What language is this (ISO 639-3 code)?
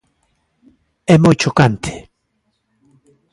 glg